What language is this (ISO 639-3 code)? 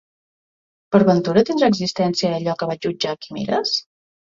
cat